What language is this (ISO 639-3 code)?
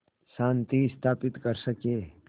hin